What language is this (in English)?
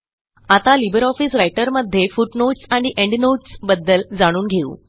Marathi